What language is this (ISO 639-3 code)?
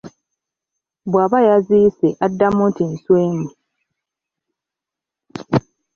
lug